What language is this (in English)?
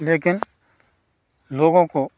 Hindi